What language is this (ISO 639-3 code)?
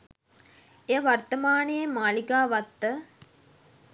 sin